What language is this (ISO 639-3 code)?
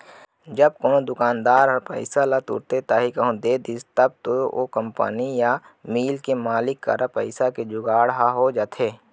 hne